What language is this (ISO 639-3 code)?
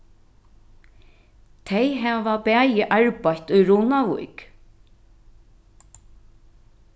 fao